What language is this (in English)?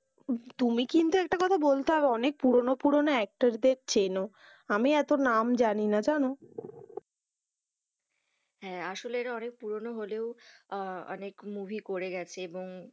Bangla